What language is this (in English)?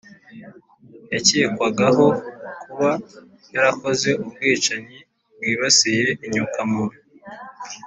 Kinyarwanda